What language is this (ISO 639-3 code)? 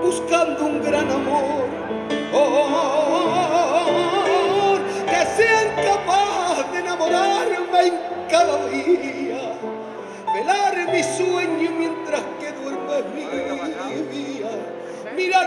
spa